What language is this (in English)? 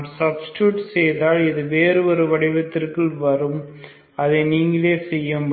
Tamil